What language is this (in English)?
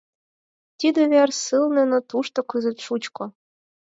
Mari